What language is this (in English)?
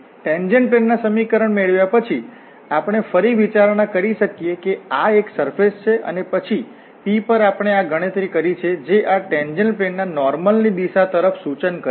Gujarati